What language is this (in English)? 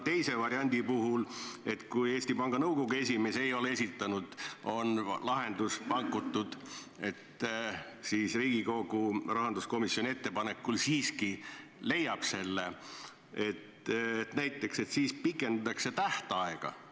Estonian